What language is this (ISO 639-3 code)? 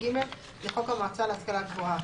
heb